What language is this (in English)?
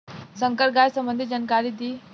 Bhojpuri